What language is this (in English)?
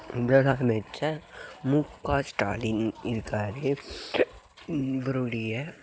Tamil